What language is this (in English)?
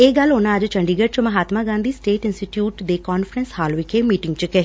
Punjabi